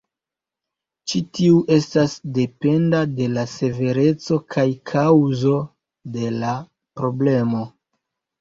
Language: Esperanto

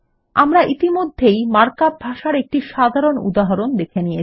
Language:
Bangla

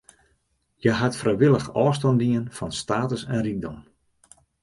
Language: Western Frisian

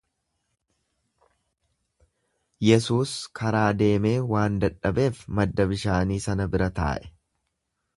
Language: Oromo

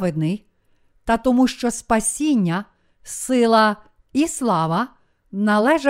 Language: Ukrainian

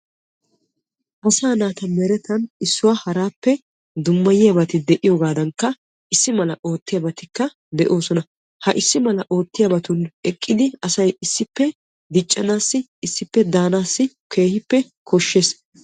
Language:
Wolaytta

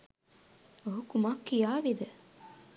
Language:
Sinhala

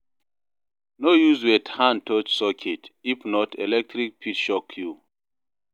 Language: Nigerian Pidgin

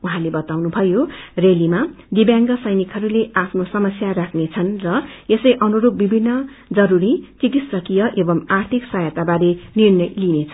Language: Nepali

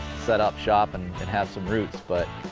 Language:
English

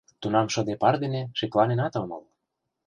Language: Mari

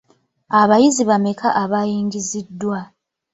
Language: Ganda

